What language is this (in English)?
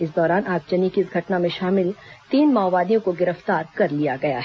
Hindi